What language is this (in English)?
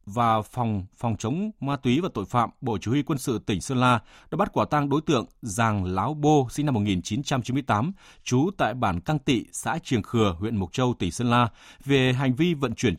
Vietnamese